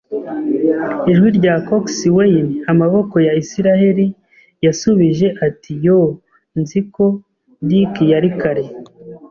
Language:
Kinyarwanda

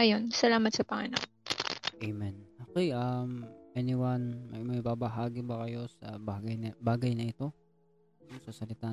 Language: Filipino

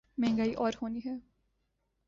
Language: Urdu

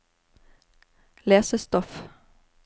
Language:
Norwegian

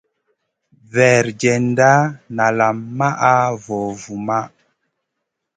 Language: Masana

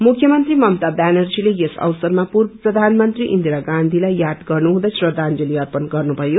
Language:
Nepali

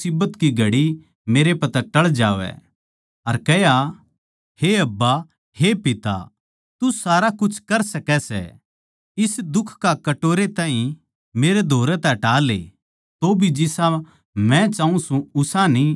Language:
Haryanvi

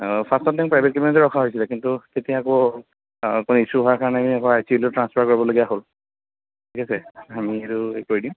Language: Assamese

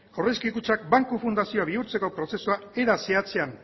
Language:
Basque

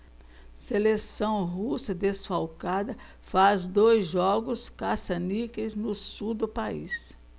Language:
Portuguese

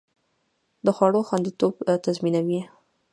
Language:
Pashto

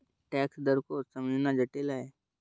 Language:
Hindi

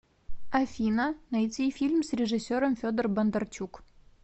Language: Russian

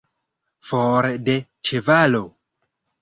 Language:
Esperanto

